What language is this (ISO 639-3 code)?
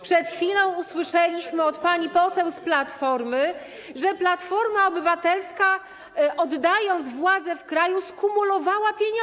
pol